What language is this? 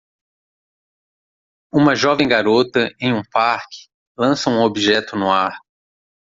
Portuguese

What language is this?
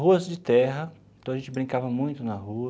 Portuguese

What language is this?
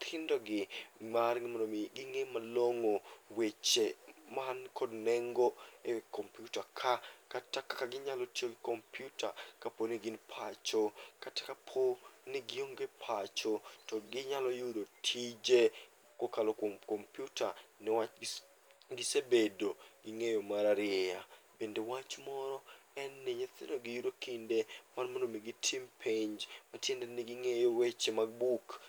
Luo (Kenya and Tanzania)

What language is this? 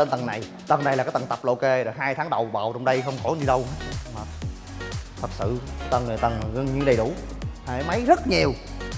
Vietnamese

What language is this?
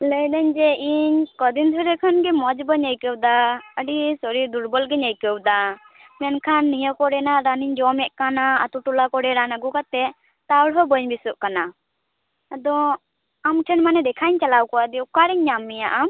Santali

